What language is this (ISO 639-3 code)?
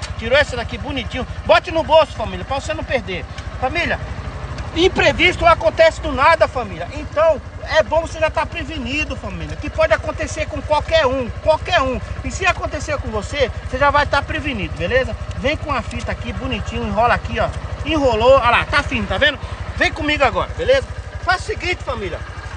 por